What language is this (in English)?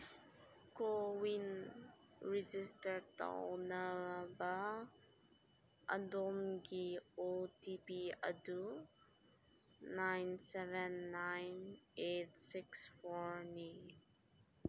Manipuri